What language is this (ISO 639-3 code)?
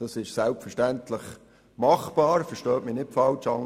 gsw